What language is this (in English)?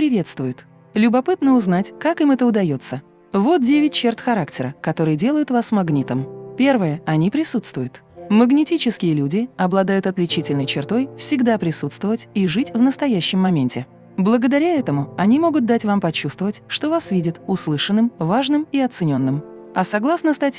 Russian